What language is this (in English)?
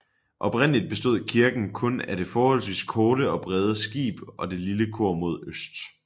Danish